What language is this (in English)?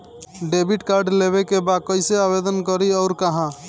Bhojpuri